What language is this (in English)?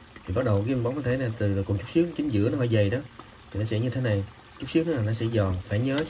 Vietnamese